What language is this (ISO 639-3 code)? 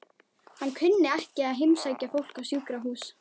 isl